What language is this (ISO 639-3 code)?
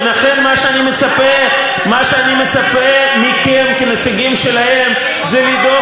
heb